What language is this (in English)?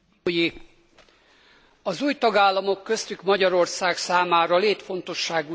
Hungarian